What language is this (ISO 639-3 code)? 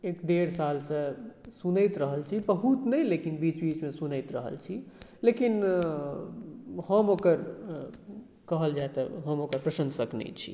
mai